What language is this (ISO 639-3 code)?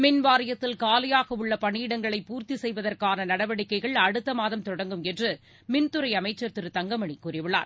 tam